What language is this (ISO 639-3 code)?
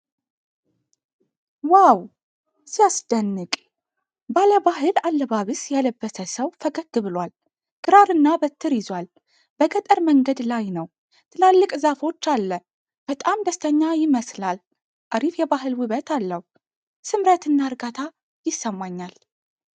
amh